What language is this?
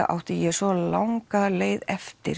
Icelandic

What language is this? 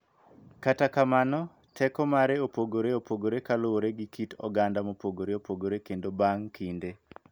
Luo (Kenya and Tanzania)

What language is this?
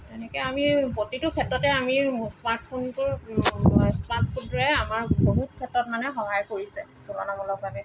Assamese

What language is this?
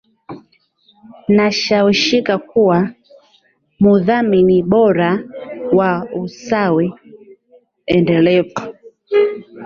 Swahili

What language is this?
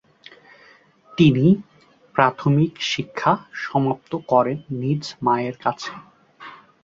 Bangla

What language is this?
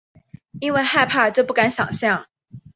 Chinese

